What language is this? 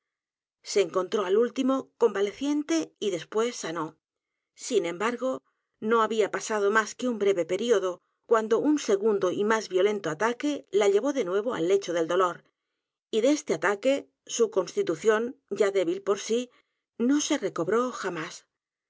Spanish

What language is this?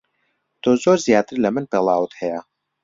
Central Kurdish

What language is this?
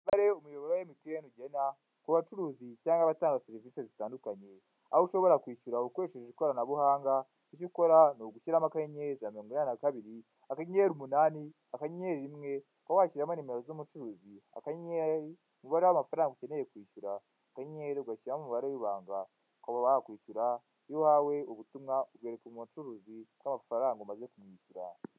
Kinyarwanda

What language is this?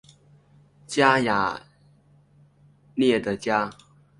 Chinese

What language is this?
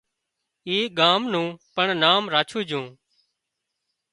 Wadiyara Koli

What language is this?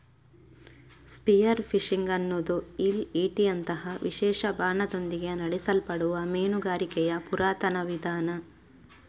Kannada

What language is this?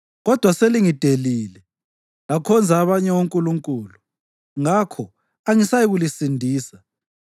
North Ndebele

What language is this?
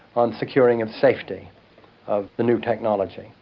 English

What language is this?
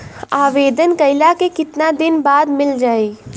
Bhojpuri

